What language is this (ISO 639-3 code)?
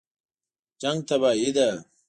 pus